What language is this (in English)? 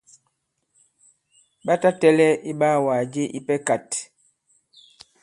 Bankon